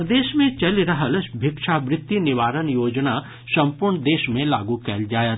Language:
Maithili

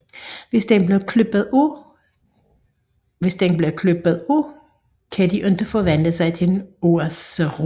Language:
Danish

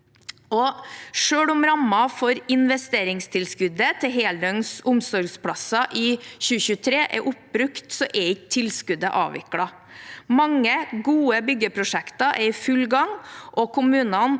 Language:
Norwegian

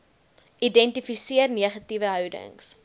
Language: Afrikaans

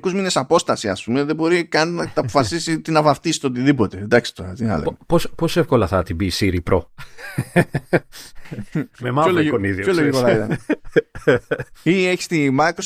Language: Greek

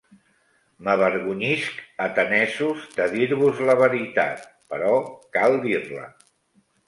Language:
Catalan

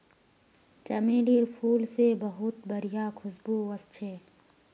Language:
Magahi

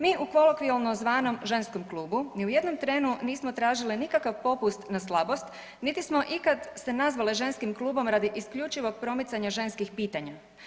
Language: Croatian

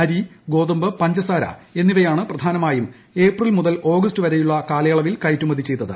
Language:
Malayalam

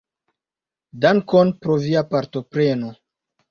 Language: Esperanto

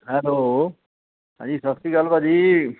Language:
Punjabi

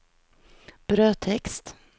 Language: Swedish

